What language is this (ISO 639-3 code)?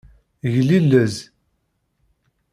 kab